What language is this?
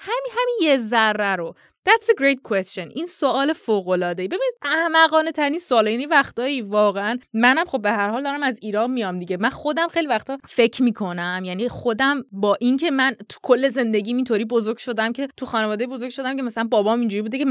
Persian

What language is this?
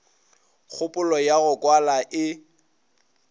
Northern Sotho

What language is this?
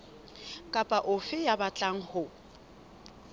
Southern Sotho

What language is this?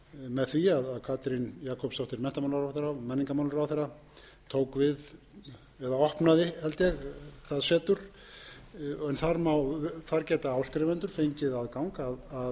Icelandic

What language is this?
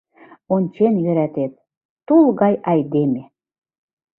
Mari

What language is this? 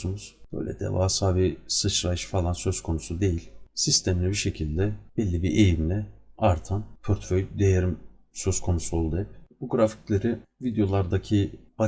Turkish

